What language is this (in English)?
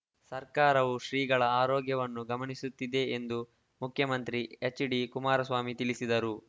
Kannada